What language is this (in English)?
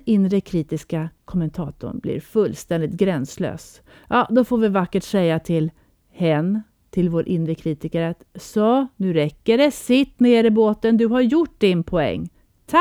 Swedish